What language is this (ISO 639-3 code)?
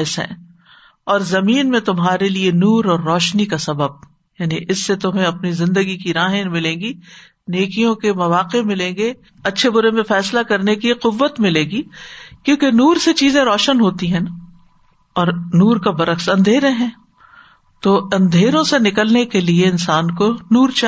urd